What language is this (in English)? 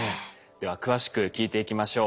Japanese